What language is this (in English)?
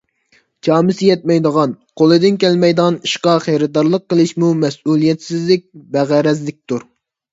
Uyghur